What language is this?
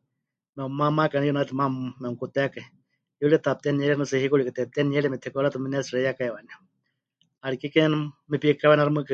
Huichol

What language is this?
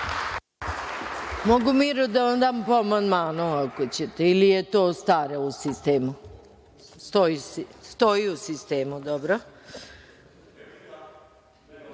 Serbian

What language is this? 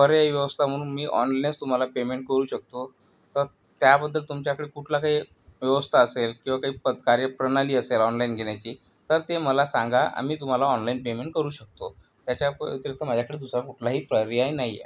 Marathi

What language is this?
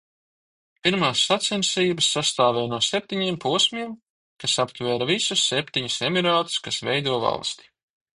Latvian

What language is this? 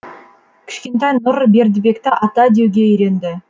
Kazakh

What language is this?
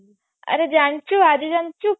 Odia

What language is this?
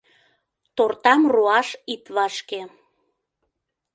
Mari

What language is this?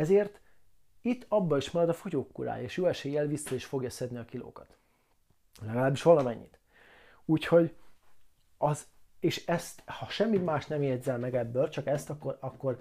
Hungarian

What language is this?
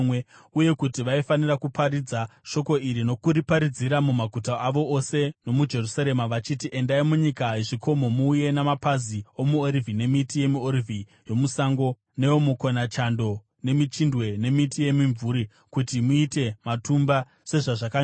Shona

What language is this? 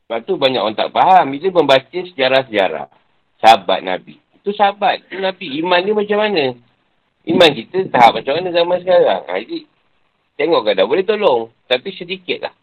Malay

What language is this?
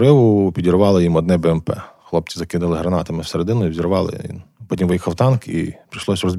Ukrainian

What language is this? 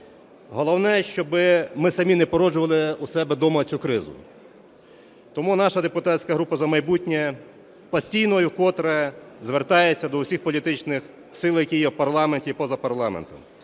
Ukrainian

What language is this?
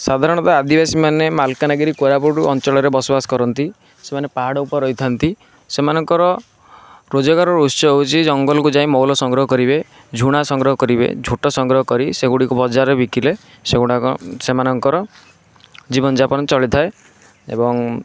Odia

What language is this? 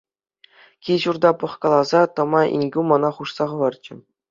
Chuvash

